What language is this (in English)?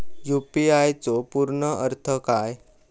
Marathi